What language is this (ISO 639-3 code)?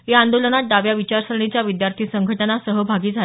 mar